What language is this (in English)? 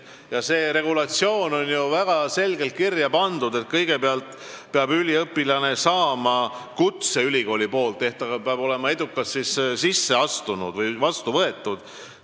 Estonian